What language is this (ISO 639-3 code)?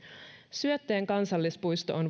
fin